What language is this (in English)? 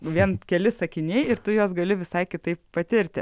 Lithuanian